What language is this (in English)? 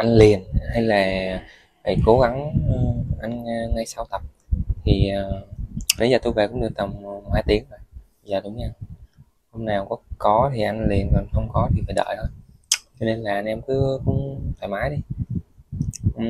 Vietnamese